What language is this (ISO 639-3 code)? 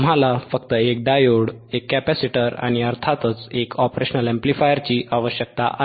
mar